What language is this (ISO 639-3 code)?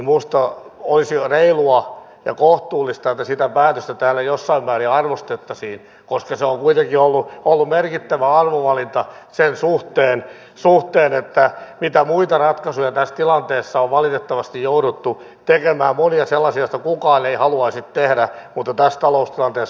fin